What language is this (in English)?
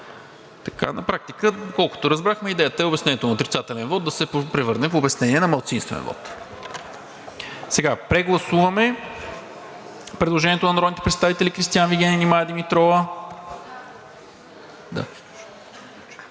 Bulgarian